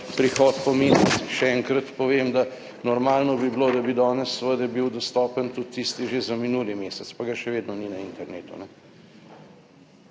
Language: Slovenian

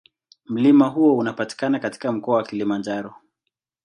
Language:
Swahili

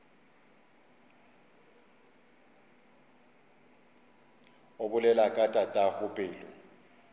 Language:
Northern Sotho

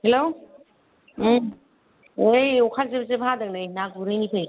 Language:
Bodo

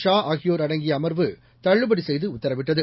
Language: Tamil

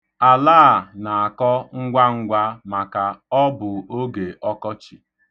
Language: Igbo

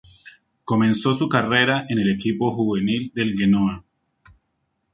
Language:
Spanish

